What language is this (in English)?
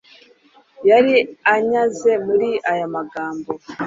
Kinyarwanda